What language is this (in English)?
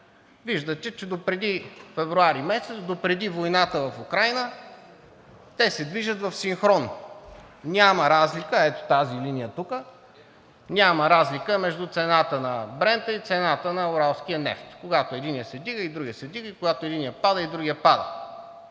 Bulgarian